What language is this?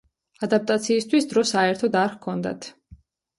Georgian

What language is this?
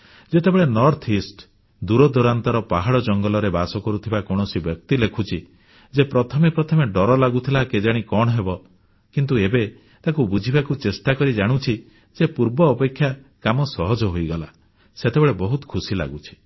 Odia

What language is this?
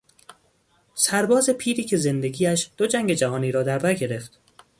Persian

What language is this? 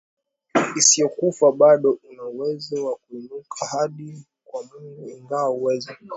Swahili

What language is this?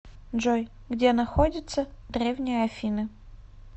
Russian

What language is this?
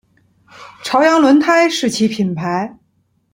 Chinese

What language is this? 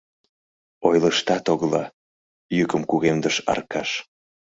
Mari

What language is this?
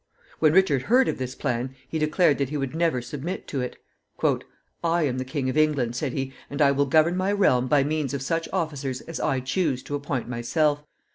English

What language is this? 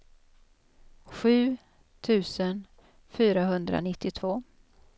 Swedish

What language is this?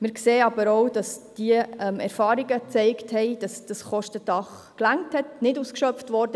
Swiss German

